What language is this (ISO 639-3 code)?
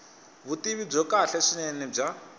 tso